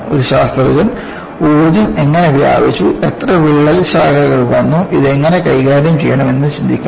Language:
Malayalam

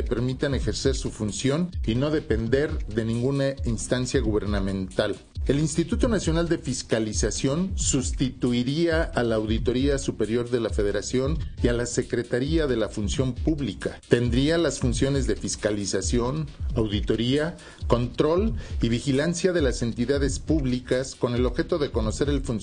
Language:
Spanish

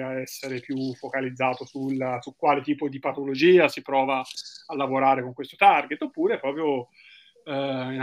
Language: Italian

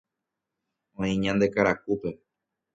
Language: Guarani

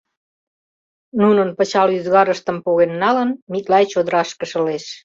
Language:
Mari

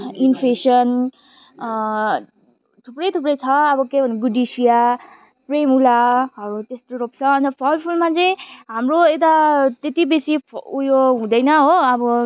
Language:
Nepali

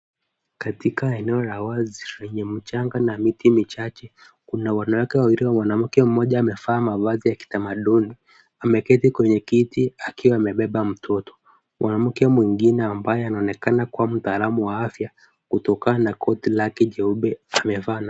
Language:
Swahili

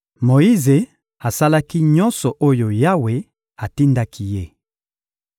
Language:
Lingala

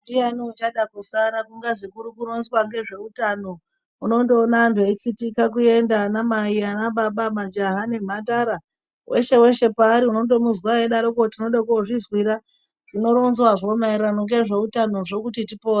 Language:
Ndau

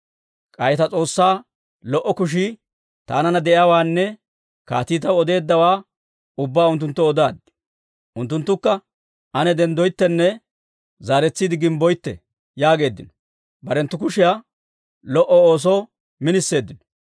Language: Dawro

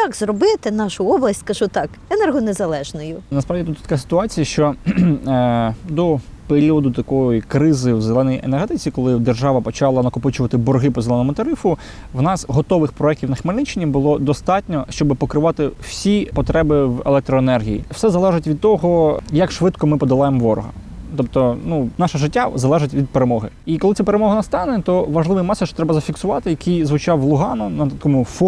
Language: Ukrainian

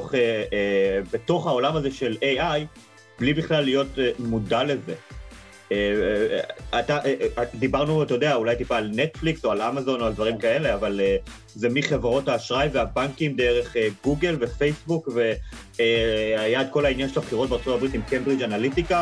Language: Hebrew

